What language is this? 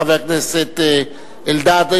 Hebrew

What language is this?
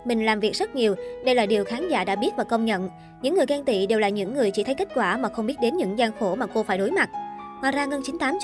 Vietnamese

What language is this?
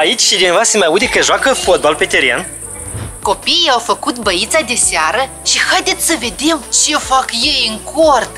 Romanian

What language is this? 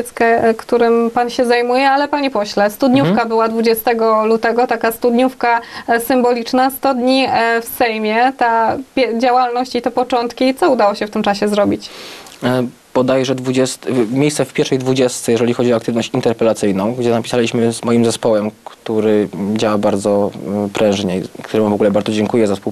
Polish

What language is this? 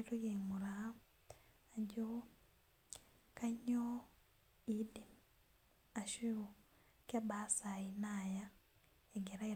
Masai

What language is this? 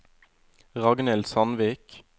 Norwegian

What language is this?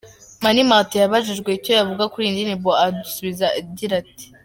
Kinyarwanda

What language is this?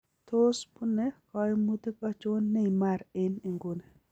Kalenjin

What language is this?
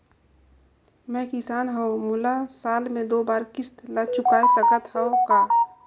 Chhattisgarhi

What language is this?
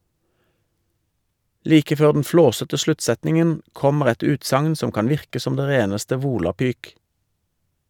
Norwegian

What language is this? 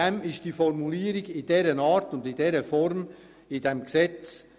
Swiss German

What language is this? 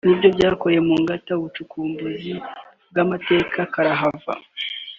Kinyarwanda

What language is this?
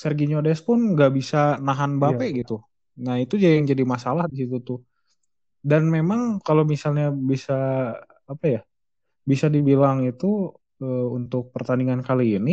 Indonesian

